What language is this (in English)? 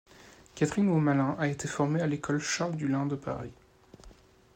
French